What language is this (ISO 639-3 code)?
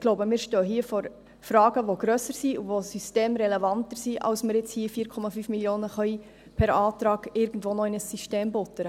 gsw